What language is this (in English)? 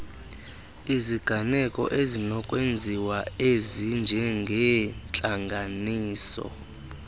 Xhosa